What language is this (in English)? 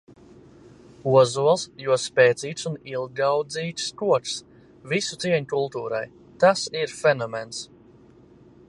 Latvian